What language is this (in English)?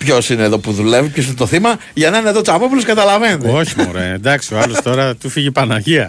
Greek